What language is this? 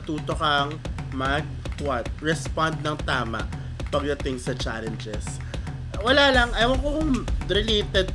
Filipino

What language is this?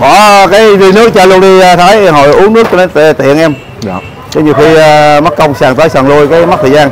Vietnamese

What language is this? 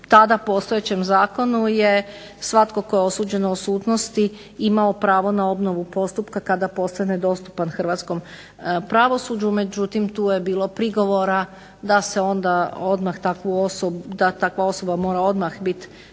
Croatian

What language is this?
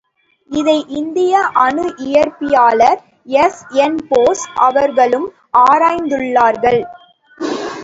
Tamil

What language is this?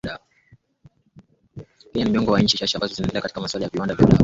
Swahili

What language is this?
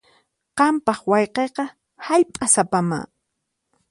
Puno Quechua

